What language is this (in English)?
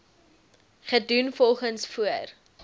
Afrikaans